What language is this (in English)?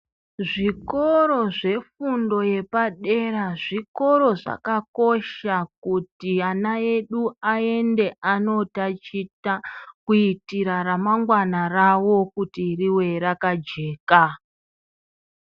Ndau